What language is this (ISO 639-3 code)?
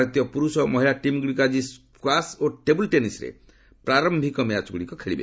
ori